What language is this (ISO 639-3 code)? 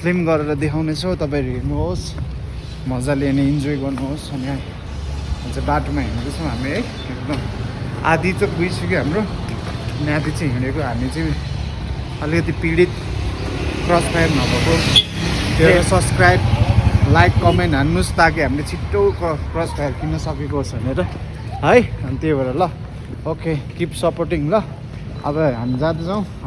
nep